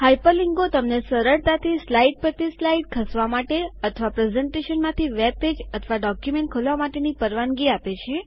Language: Gujarati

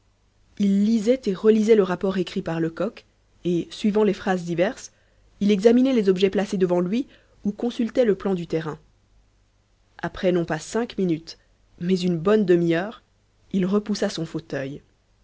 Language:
French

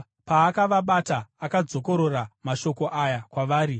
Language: Shona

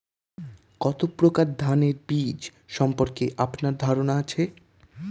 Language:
Bangla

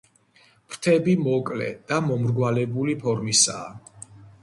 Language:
Georgian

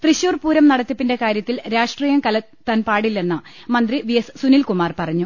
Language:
Malayalam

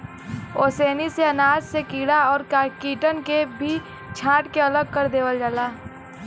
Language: Bhojpuri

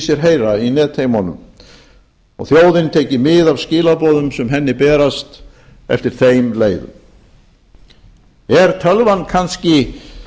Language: Icelandic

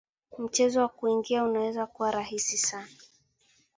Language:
Swahili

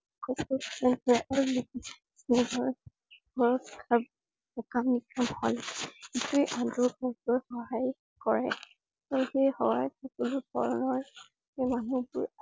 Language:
Assamese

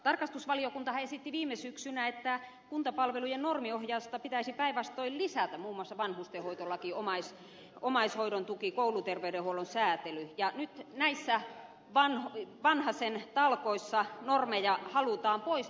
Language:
Finnish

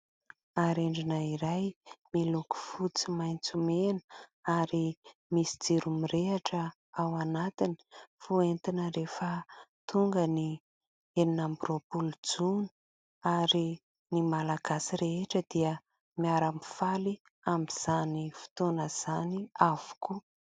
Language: Malagasy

